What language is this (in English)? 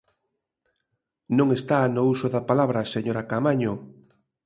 Galician